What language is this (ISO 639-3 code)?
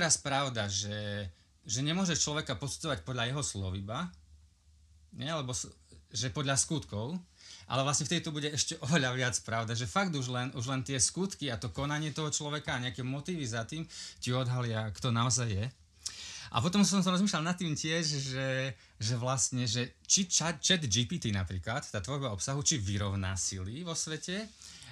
slk